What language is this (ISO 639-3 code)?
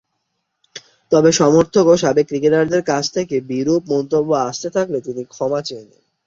ben